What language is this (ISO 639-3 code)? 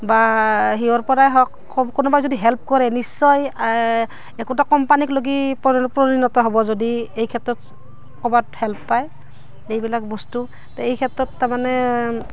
asm